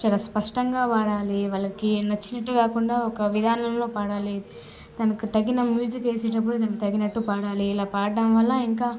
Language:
Telugu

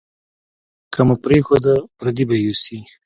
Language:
Pashto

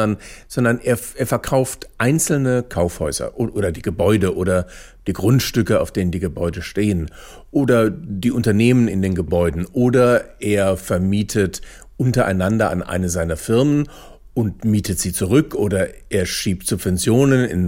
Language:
German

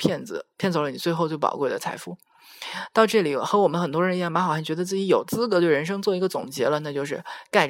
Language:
Chinese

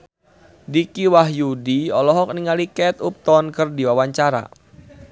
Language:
Sundanese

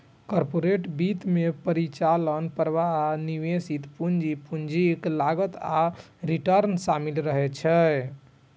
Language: Maithili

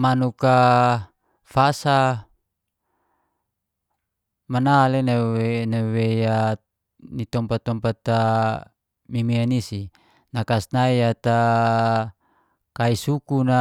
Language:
Geser-Gorom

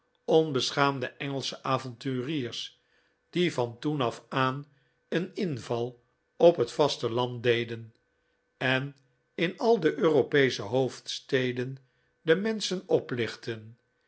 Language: Dutch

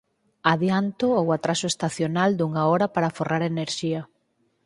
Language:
Galician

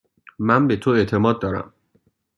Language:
Persian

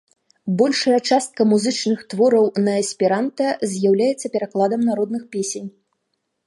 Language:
Belarusian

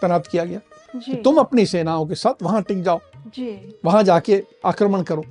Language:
Hindi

